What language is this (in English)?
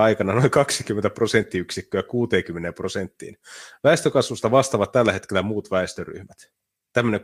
Finnish